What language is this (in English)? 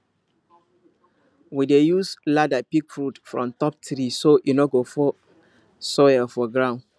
Nigerian Pidgin